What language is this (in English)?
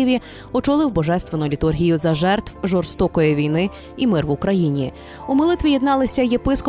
Ukrainian